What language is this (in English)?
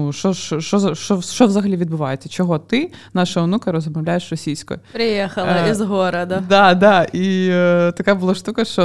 Ukrainian